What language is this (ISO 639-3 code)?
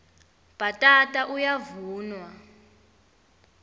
ssw